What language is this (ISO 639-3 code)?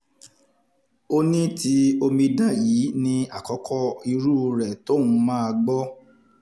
yor